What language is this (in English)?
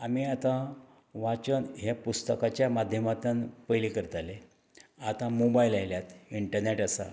Konkani